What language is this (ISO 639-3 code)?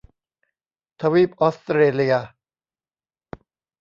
tha